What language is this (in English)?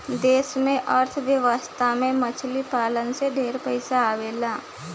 Bhojpuri